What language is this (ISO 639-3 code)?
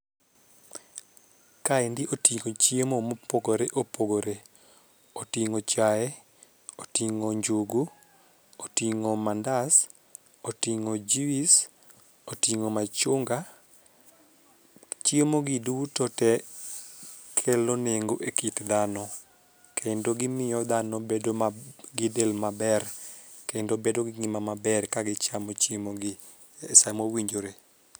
luo